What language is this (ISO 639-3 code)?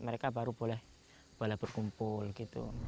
ind